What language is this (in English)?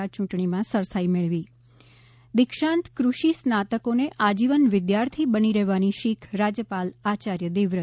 Gujarati